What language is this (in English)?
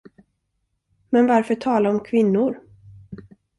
Swedish